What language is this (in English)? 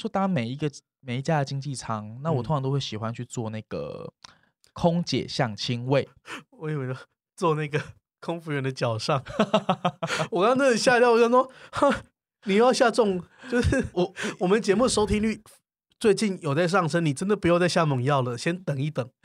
Chinese